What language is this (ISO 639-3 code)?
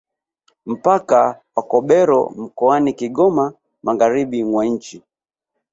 swa